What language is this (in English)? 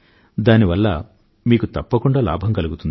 Telugu